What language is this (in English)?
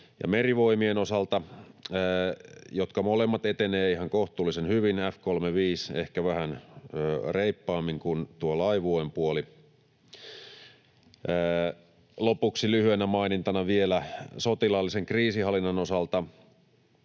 Finnish